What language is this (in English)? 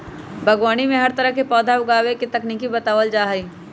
Magahi